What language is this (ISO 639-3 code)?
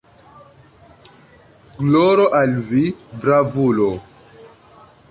epo